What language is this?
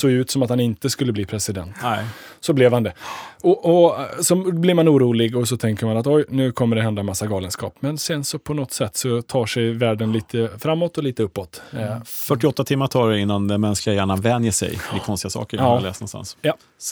Swedish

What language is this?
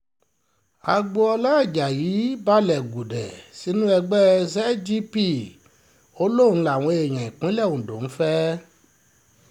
Yoruba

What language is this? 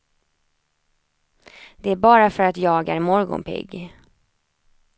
Swedish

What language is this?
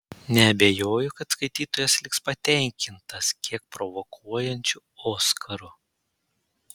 Lithuanian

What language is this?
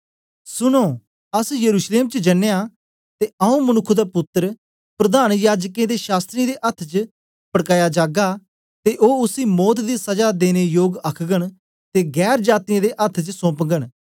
Dogri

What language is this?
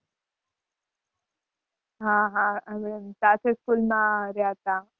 Gujarati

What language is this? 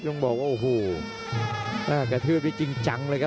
Thai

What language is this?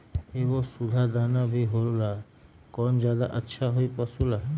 Magahi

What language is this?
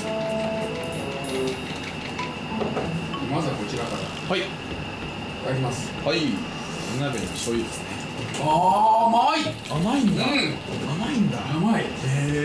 Japanese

